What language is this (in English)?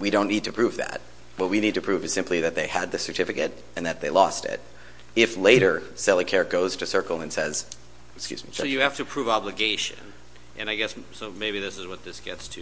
English